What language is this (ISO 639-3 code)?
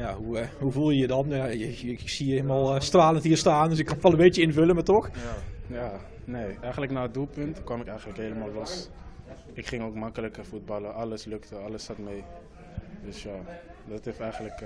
nld